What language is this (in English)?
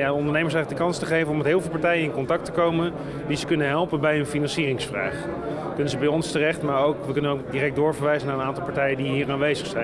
Dutch